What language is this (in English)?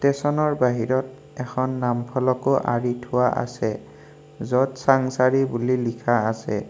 Assamese